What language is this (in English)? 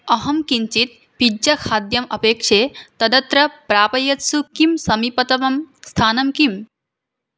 Sanskrit